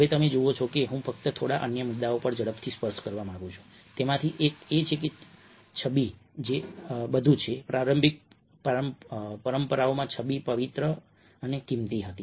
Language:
Gujarati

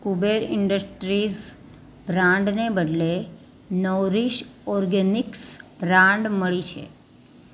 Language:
Gujarati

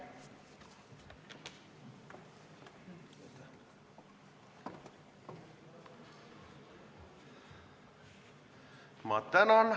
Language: Estonian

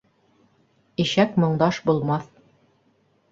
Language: Bashkir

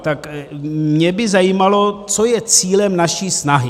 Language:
Czech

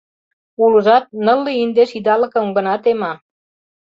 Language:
Mari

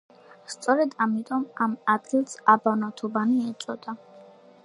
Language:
Georgian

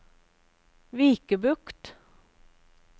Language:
Norwegian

